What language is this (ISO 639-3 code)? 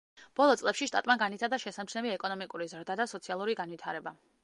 kat